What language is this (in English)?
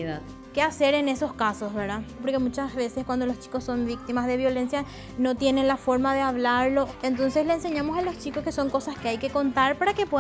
Spanish